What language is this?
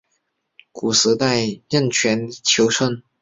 Chinese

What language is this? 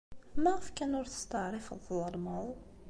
Kabyle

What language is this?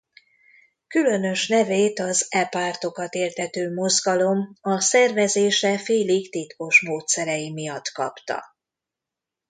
Hungarian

